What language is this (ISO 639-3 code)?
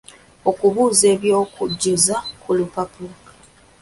lug